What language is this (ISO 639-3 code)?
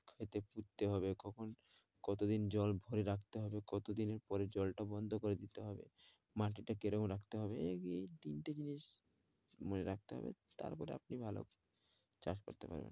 ben